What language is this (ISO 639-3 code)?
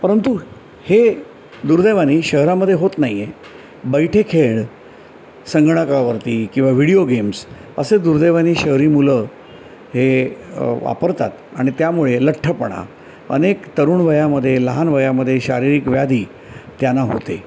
mar